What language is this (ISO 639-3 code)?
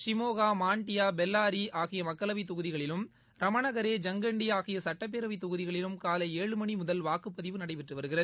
tam